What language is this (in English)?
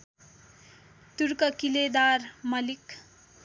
Nepali